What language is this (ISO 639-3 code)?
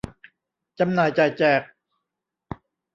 tha